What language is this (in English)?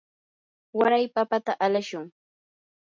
Yanahuanca Pasco Quechua